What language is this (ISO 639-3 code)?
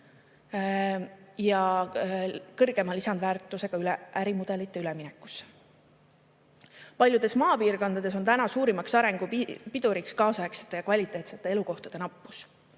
est